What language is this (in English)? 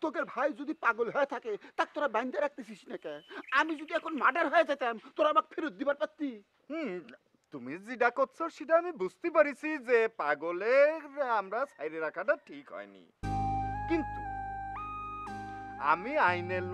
Hindi